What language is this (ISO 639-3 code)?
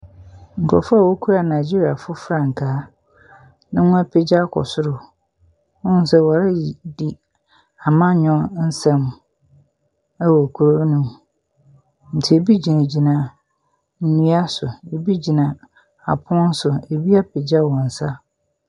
aka